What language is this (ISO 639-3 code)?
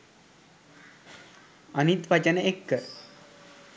sin